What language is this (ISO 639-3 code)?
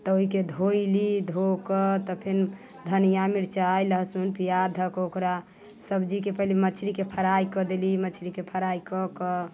mai